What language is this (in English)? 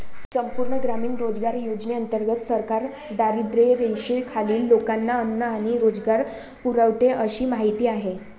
Marathi